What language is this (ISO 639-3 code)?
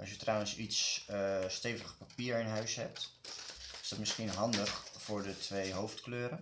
nld